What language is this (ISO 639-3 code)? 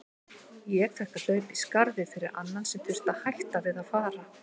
isl